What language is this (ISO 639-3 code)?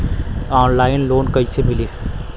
bho